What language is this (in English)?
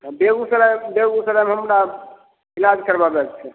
Maithili